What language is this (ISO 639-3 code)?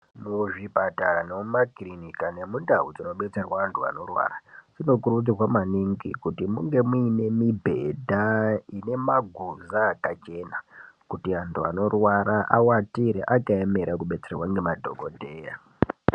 ndc